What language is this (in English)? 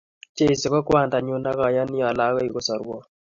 Kalenjin